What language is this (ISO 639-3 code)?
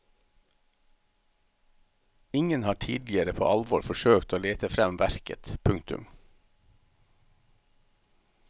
nor